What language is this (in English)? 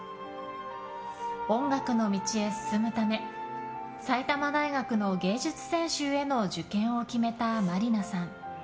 Japanese